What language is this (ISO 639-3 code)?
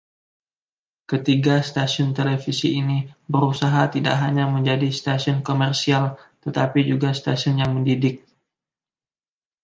ind